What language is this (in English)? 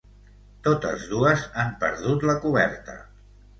Catalan